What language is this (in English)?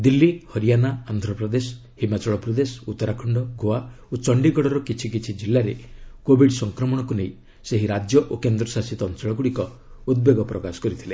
Odia